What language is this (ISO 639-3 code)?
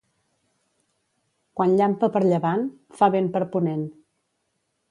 cat